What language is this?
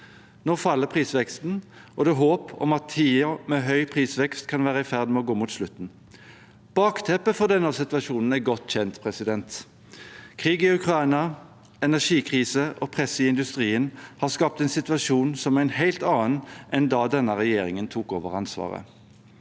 Norwegian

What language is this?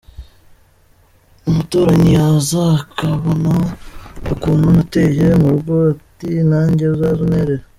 Kinyarwanda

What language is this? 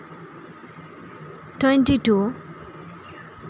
Santali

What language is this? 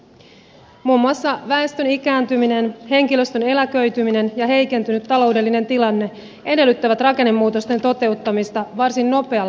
Finnish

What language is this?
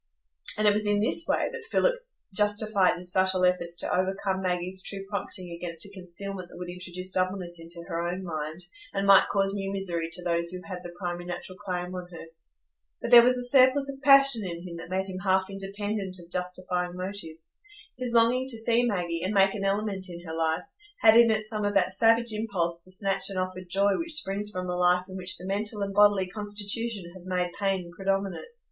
English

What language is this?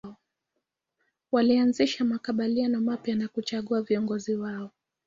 Swahili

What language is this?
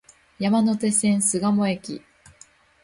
Japanese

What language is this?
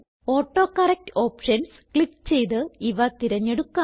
Malayalam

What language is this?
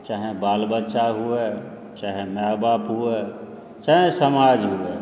Maithili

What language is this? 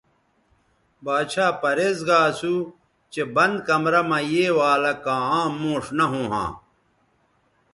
Bateri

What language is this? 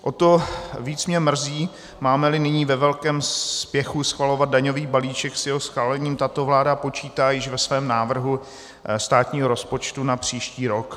Czech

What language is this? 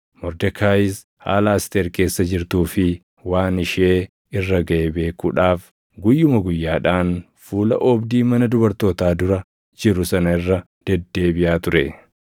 Oromo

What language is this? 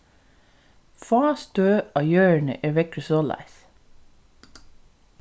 Faroese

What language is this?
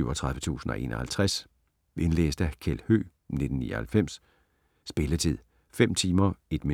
Danish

